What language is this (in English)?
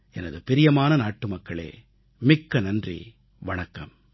Tamil